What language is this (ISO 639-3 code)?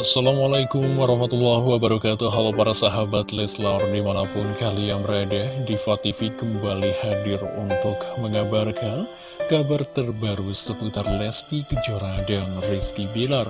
ind